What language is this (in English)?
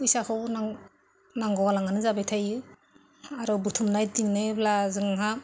Bodo